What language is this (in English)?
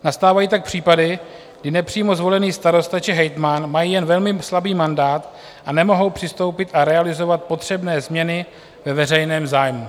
Czech